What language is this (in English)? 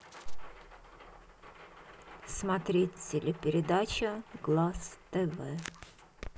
Russian